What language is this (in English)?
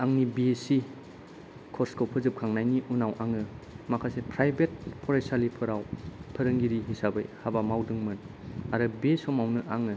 Bodo